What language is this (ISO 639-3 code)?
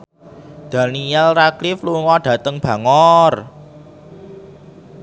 jav